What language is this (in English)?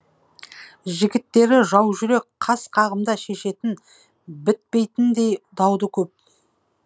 Kazakh